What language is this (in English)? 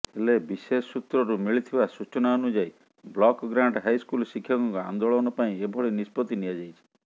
Odia